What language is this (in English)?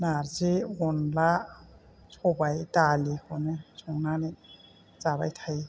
Bodo